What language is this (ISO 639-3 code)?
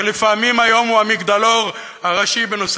heb